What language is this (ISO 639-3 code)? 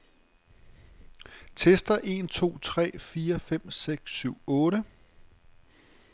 dan